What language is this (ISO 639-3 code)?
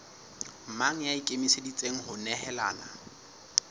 sot